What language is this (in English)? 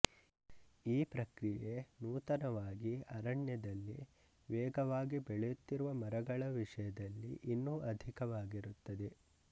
Kannada